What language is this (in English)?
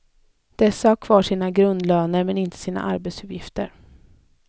Swedish